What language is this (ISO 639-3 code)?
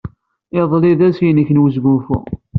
kab